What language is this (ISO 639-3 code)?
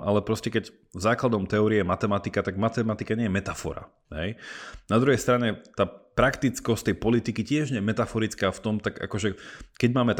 slk